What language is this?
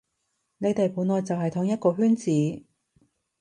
Cantonese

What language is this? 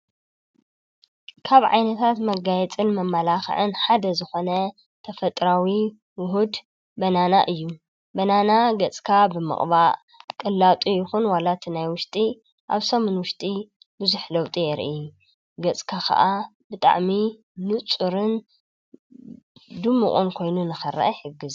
Tigrinya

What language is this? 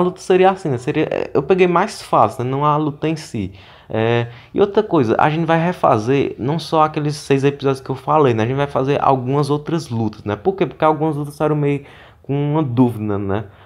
Portuguese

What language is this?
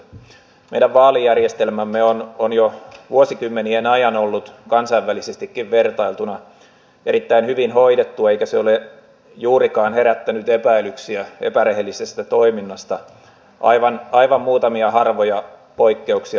Finnish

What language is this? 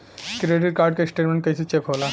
Bhojpuri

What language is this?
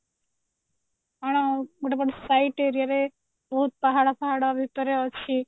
Odia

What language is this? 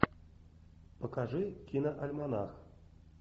Russian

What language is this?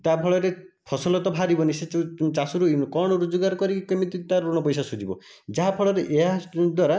Odia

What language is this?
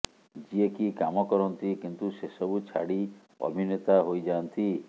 Odia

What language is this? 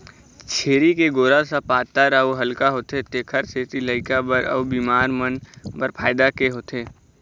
Chhattisgarhi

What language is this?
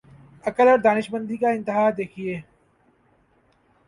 Urdu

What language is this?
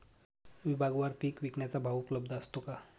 Marathi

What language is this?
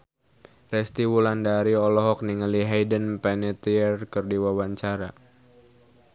Sundanese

